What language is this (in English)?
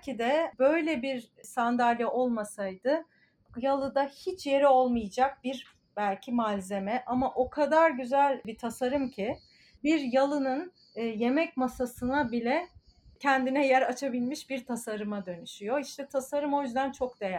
Turkish